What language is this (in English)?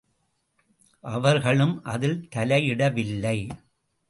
Tamil